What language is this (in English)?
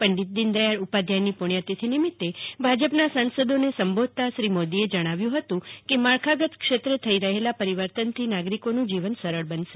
Gujarati